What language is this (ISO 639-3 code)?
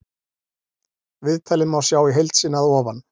isl